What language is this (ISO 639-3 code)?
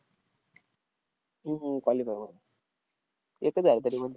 mar